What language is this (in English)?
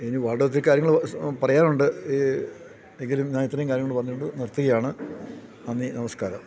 Malayalam